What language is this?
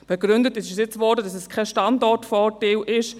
Swiss German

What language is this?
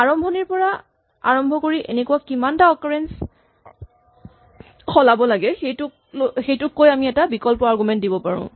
Assamese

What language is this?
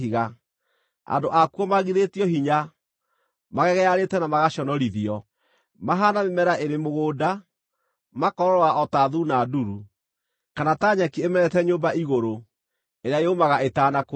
Kikuyu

